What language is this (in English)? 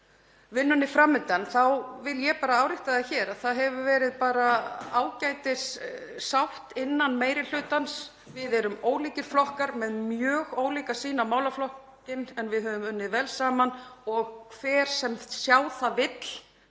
Icelandic